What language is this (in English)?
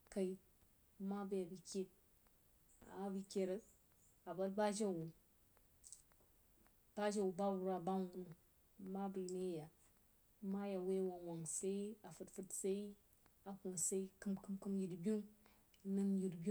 Jiba